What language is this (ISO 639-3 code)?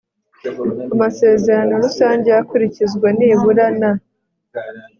kin